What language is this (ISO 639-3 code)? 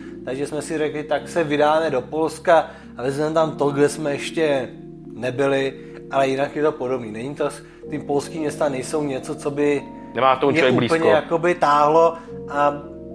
ces